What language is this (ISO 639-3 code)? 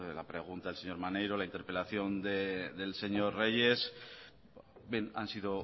spa